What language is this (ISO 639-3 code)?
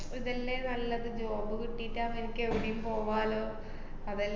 mal